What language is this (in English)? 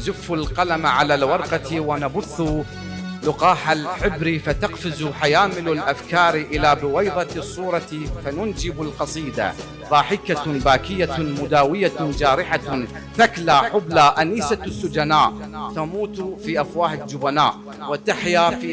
Arabic